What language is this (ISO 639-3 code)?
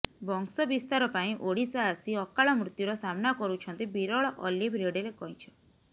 ori